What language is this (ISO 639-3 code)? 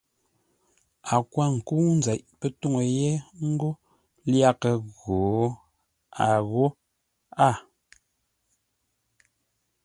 nla